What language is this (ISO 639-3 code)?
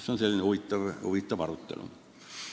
est